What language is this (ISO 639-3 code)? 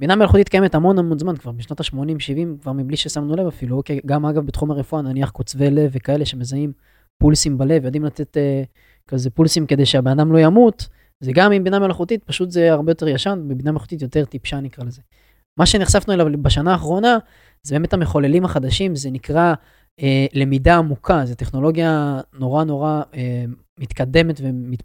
heb